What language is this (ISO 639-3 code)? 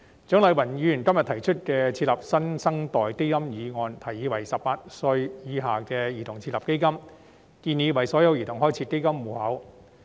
yue